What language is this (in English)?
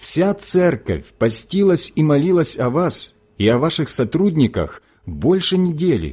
Russian